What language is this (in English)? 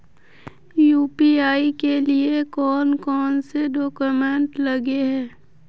Magahi